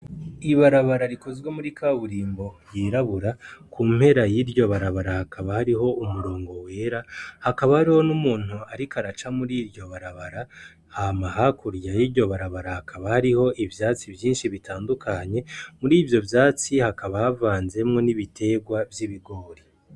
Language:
Rundi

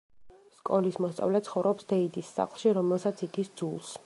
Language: Georgian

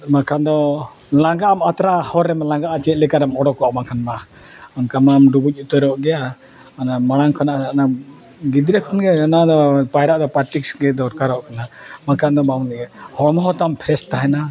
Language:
Santali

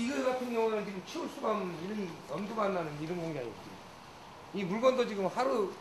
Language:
Korean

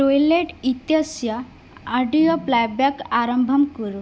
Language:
Sanskrit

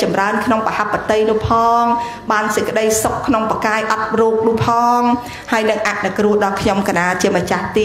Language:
Vietnamese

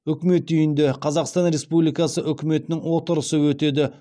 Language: Kazakh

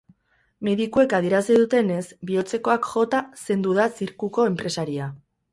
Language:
Basque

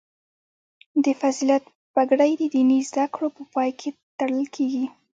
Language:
Pashto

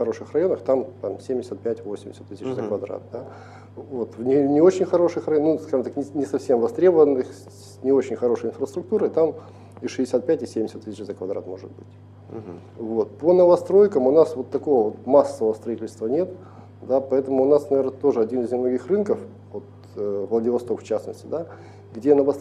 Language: Russian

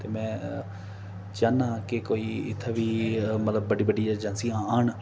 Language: Dogri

